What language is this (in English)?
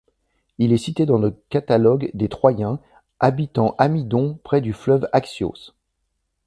French